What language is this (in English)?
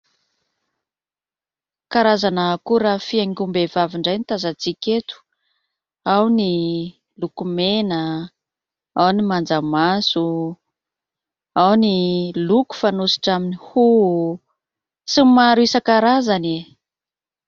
Malagasy